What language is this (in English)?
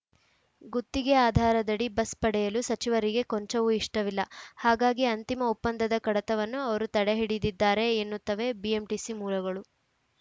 Kannada